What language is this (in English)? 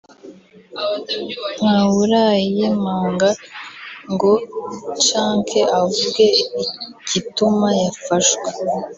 Kinyarwanda